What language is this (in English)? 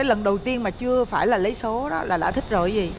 Vietnamese